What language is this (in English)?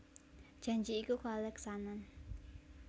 Javanese